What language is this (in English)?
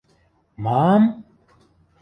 Western Mari